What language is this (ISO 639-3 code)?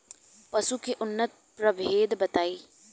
bho